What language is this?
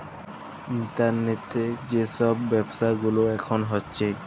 Bangla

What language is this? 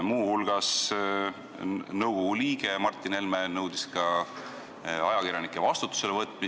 Estonian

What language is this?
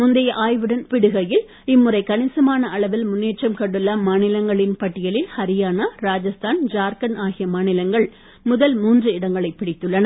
Tamil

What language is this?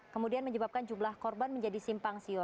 Indonesian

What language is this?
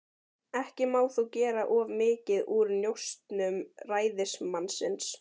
Icelandic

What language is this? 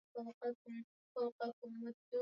Swahili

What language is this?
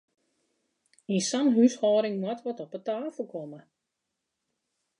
Western Frisian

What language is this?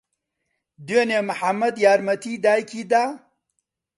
Central Kurdish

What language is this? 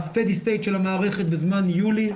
Hebrew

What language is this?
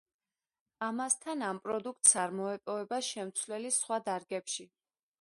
Georgian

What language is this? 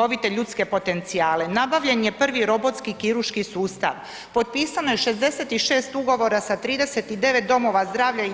Croatian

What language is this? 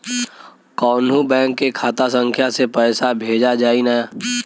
Bhojpuri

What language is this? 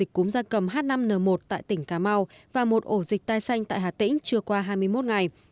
Vietnamese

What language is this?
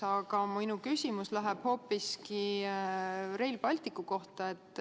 Estonian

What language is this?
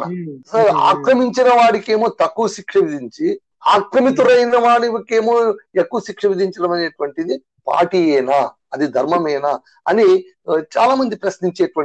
Telugu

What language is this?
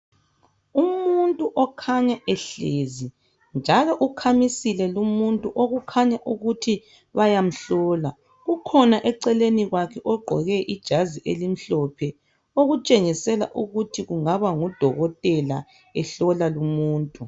North Ndebele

